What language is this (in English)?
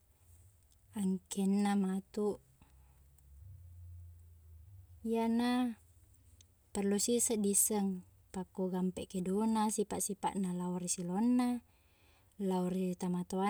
Buginese